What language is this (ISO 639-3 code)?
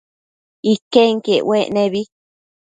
mcf